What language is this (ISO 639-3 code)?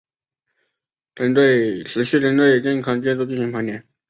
zho